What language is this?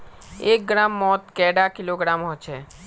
Magahi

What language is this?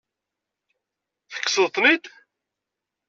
Kabyle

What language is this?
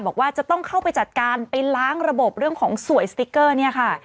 Thai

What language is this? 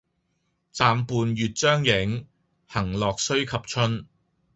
Cantonese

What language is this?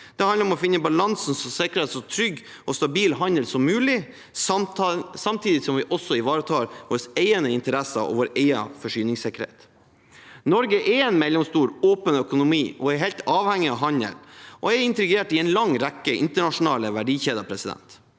Norwegian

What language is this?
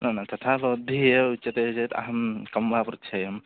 Sanskrit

